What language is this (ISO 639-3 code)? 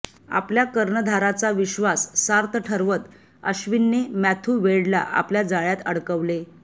mar